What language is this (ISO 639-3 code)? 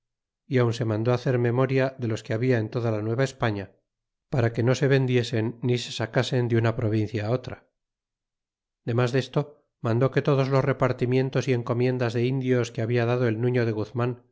spa